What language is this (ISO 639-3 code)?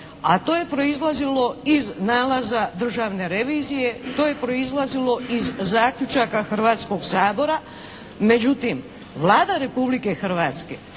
hrv